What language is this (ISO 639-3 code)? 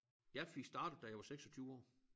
dan